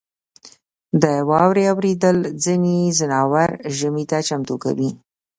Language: Pashto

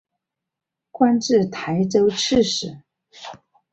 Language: Chinese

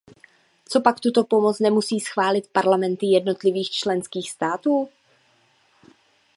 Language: Czech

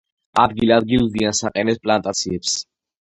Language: Georgian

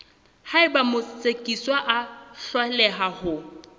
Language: Southern Sotho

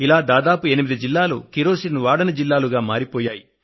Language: Telugu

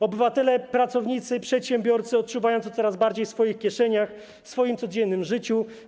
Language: Polish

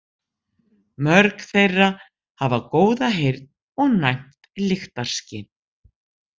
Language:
Icelandic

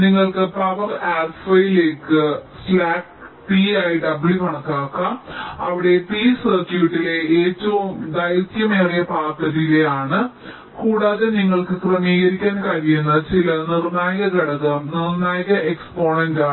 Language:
Malayalam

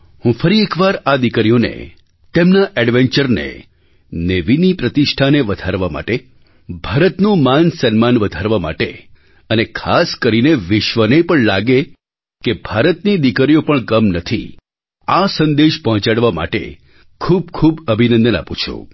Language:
Gujarati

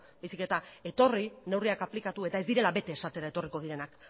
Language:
Basque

